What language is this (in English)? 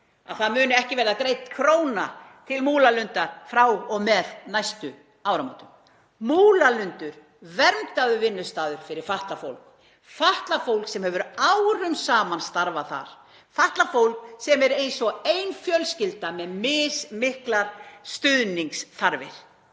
Icelandic